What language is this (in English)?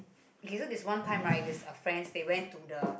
English